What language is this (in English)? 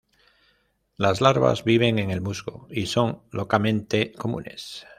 Spanish